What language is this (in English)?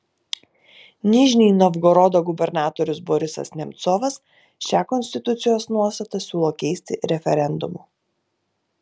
Lithuanian